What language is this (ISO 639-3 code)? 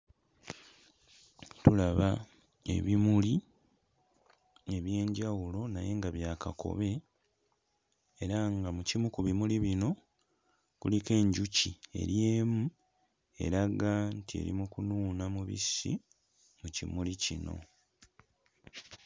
lug